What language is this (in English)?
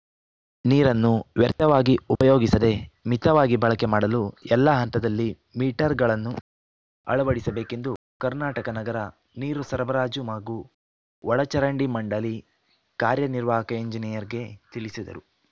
Kannada